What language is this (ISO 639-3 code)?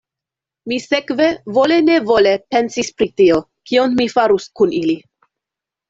epo